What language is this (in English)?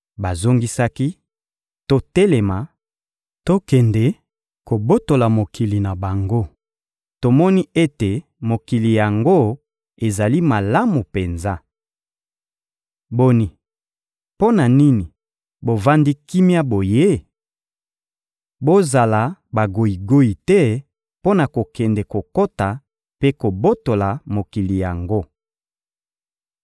Lingala